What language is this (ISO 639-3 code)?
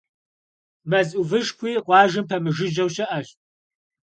kbd